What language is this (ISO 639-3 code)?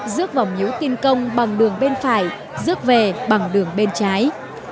vie